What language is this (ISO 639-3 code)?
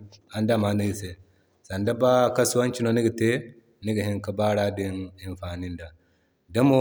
dje